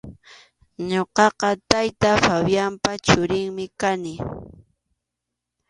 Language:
Arequipa-La Unión Quechua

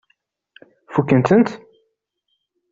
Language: Kabyle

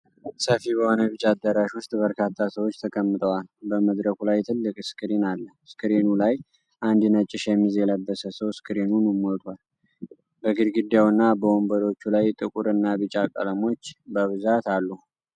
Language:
Amharic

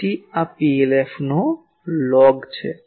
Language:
Gujarati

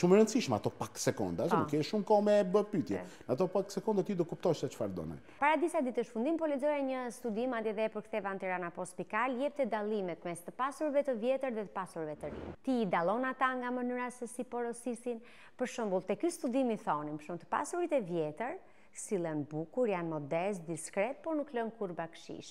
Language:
Romanian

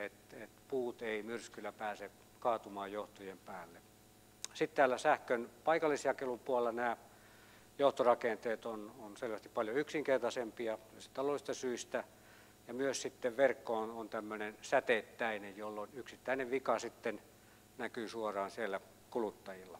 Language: Finnish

